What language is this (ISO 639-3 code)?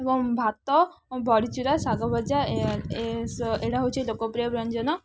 ori